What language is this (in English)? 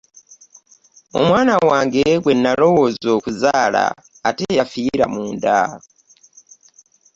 Ganda